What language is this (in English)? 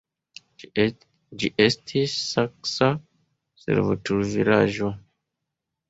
Esperanto